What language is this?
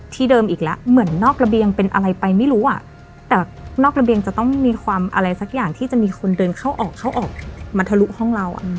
Thai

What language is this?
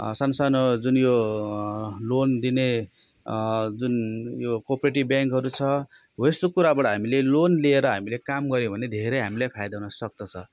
Nepali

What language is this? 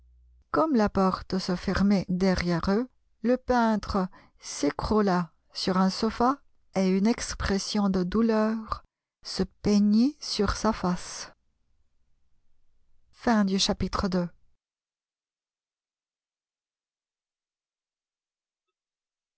French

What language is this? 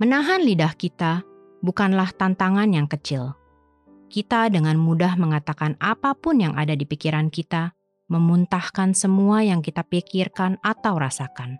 Indonesian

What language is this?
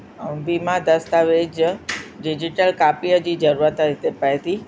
Sindhi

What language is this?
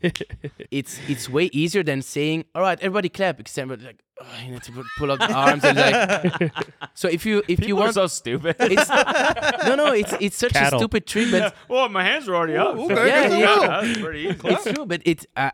English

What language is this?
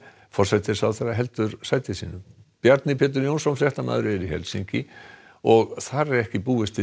Icelandic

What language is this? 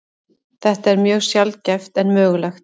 Icelandic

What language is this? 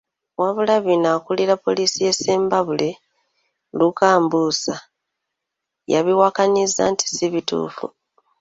Ganda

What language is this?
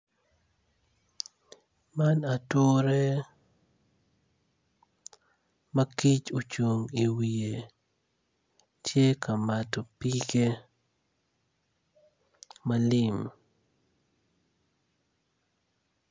Acoli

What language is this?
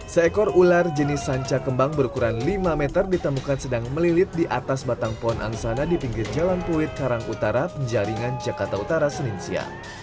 Indonesian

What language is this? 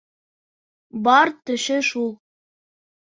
Bashkir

